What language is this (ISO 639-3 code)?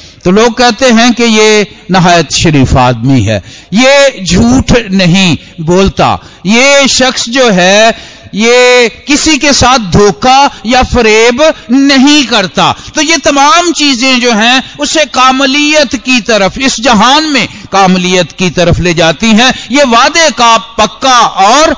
hin